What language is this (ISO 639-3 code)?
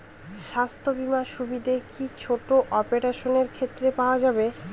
ben